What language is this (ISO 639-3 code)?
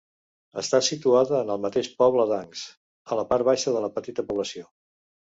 cat